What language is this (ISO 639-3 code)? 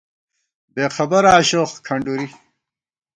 gwt